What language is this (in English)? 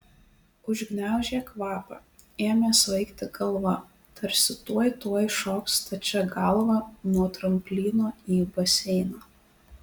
Lithuanian